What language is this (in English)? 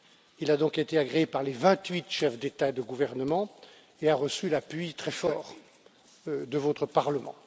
French